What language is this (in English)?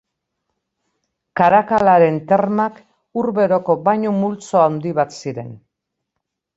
Basque